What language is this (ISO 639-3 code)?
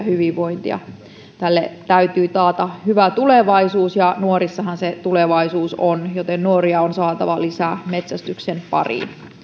fin